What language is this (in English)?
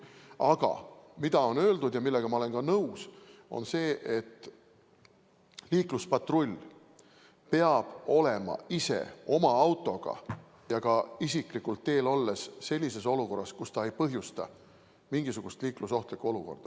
Estonian